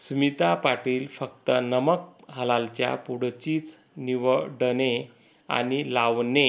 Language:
Marathi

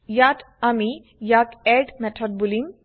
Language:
Assamese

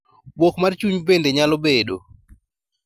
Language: Luo (Kenya and Tanzania)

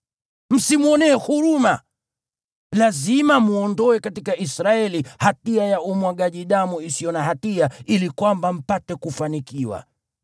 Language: Swahili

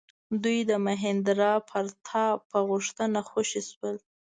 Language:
Pashto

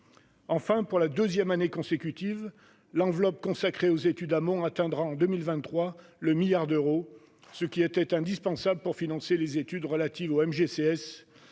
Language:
French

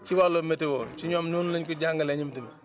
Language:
Wolof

